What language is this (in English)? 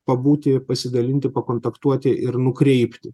Lithuanian